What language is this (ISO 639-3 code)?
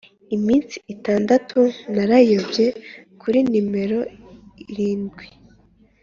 kin